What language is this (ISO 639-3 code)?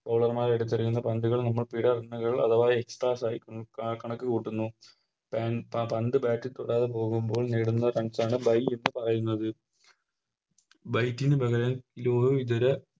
mal